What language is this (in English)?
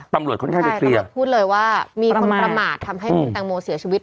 Thai